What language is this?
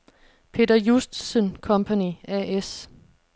Danish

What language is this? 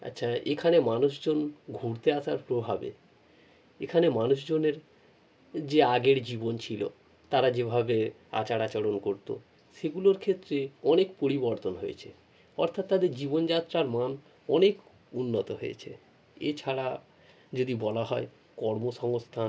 Bangla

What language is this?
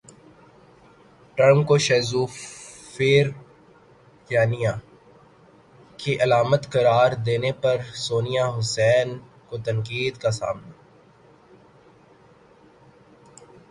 Urdu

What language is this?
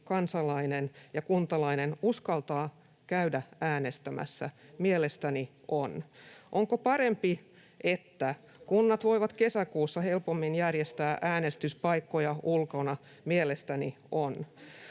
Finnish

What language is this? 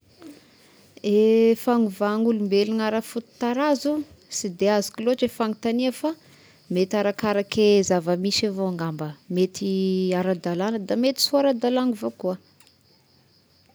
Tesaka Malagasy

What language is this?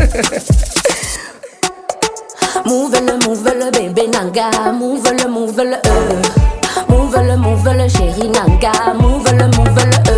French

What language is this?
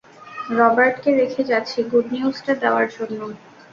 Bangla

